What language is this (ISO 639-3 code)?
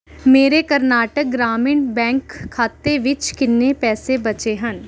pan